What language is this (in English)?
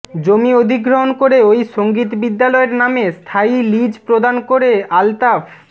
Bangla